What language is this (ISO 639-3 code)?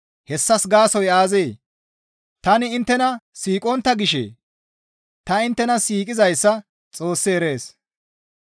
gmv